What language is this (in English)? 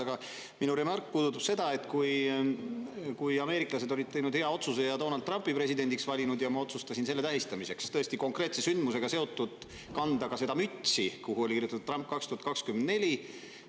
Estonian